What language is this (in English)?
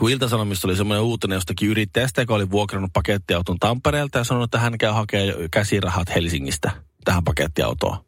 Finnish